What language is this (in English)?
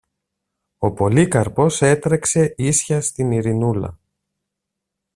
Greek